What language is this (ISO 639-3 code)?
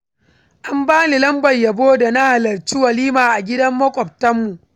hau